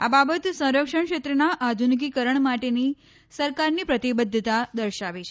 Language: Gujarati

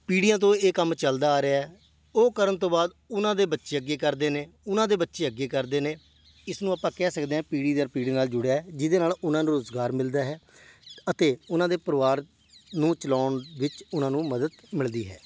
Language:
Punjabi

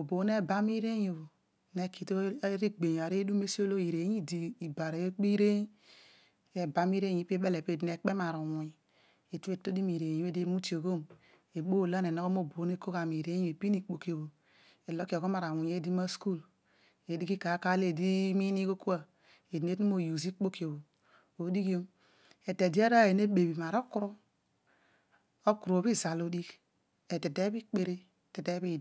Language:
Odual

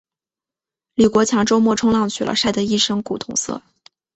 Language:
Chinese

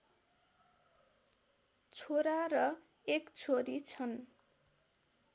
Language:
Nepali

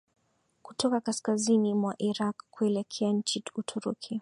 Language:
Swahili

